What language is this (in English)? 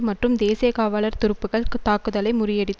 Tamil